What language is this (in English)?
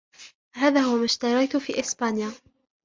Arabic